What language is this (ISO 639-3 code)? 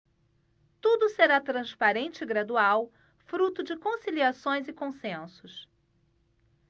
por